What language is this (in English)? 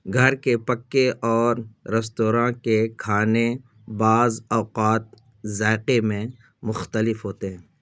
Urdu